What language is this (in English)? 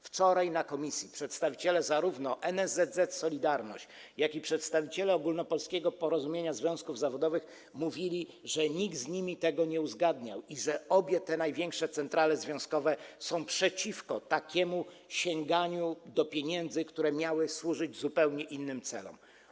Polish